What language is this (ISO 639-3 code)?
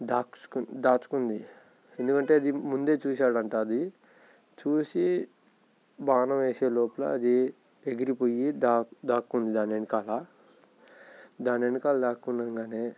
tel